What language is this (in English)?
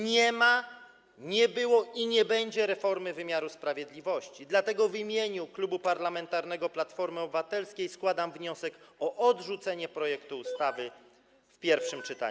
Polish